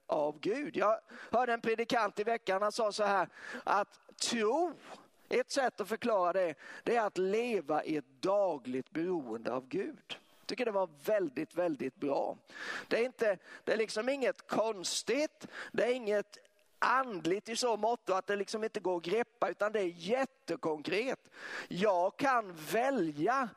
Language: Swedish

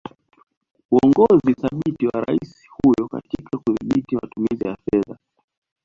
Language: Swahili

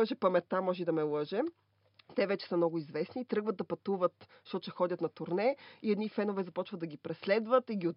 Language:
Bulgarian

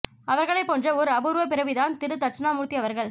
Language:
Tamil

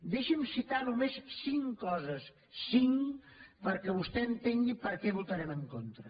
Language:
Catalan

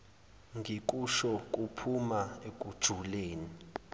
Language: Zulu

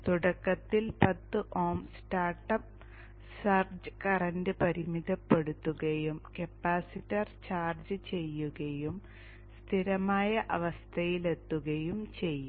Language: Malayalam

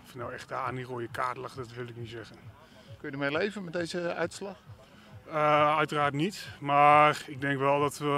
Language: Dutch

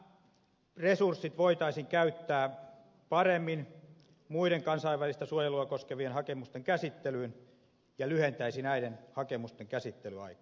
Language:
Finnish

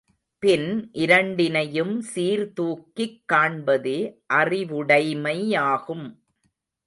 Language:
Tamil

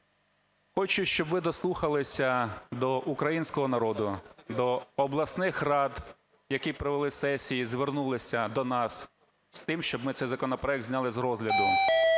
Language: Ukrainian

